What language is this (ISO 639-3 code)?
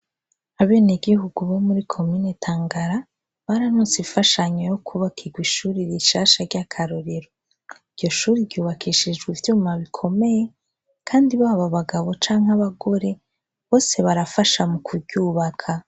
run